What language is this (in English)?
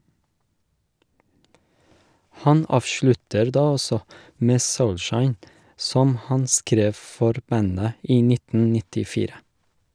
Norwegian